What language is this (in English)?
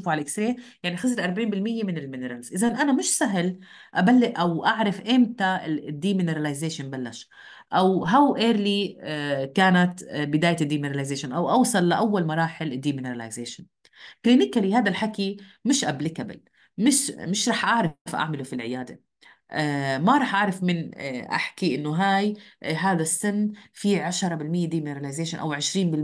Arabic